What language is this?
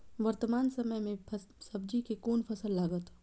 Maithili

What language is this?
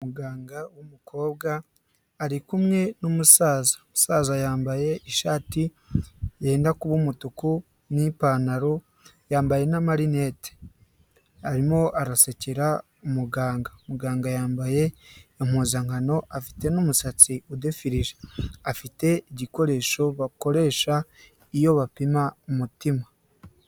Kinyarwanda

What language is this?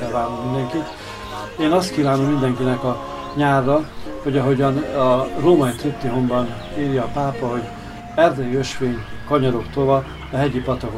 Hungarian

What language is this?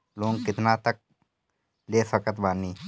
Bhojpuri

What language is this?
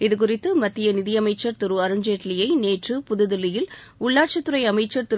Tamil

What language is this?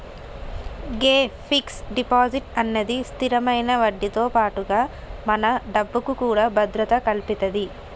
Telugu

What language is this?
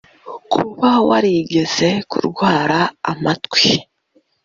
Kinyarwanda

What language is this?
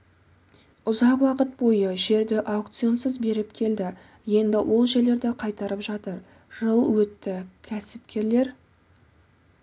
Kazakh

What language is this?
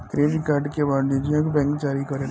Bhojpuri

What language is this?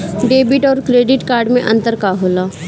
Bhojpuri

